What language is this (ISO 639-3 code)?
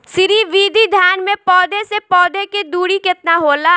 bho